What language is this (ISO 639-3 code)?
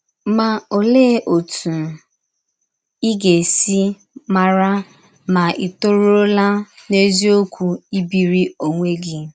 ibo